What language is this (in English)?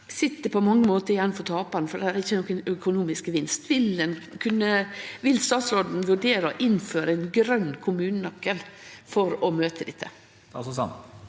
Norwegian